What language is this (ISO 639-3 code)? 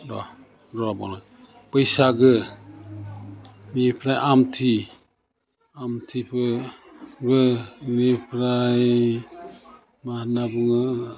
brx